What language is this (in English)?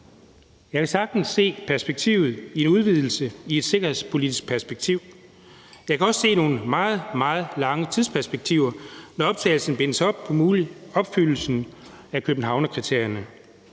Danish